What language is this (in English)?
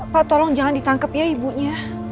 Indonesian